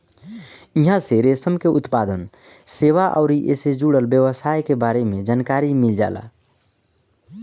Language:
Bhojpuri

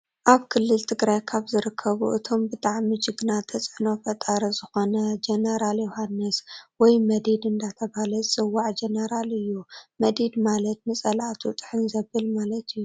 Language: Tigrinya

